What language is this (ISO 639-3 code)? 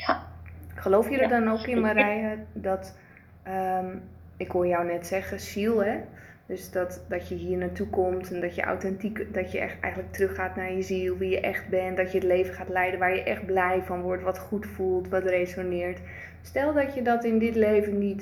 nld